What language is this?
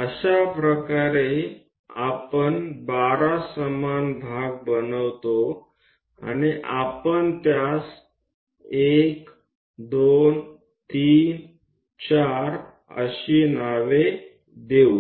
Marathi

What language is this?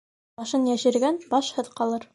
Bashkir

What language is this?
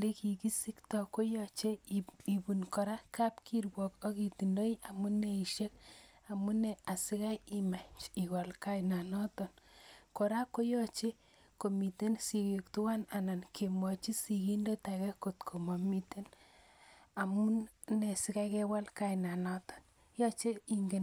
Kalenjin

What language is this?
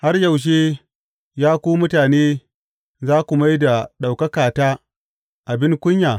Hausa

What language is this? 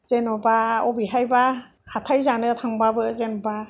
Bodo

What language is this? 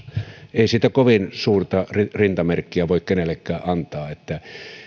Finnish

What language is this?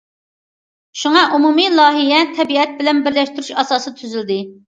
Uyghur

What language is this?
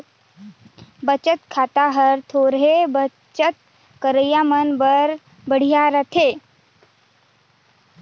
Chhattisgarhi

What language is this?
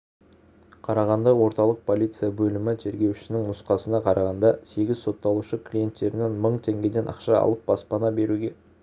Kazakh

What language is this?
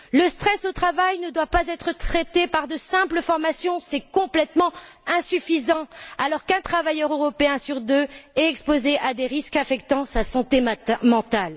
French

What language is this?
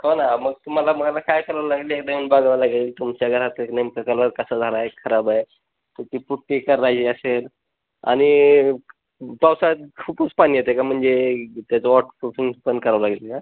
Marathi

